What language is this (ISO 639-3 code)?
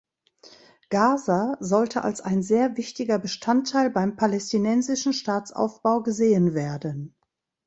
deu